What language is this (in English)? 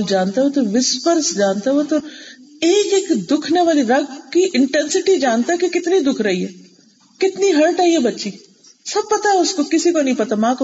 Urdu